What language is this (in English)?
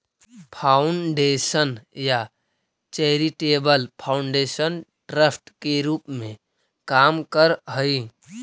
Magahi